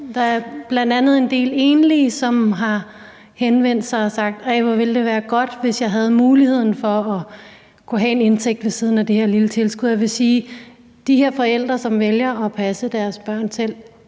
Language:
Danish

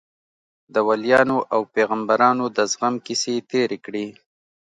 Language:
Pashto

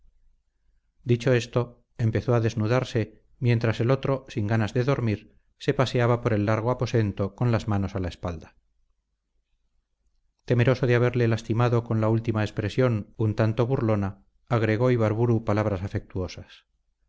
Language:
Spanish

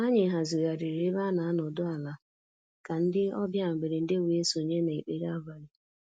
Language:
Igbo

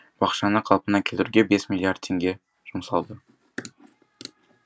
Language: Kazakh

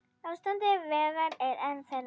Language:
Icelandic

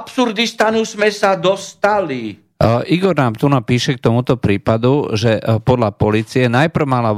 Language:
Slovak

